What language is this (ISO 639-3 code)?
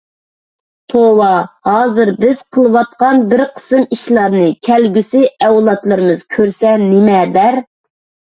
uig